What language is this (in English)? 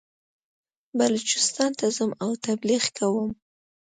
Pashto